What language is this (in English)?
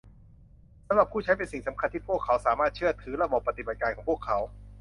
Thai